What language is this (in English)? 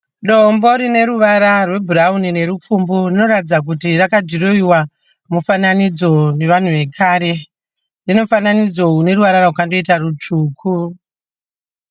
Shona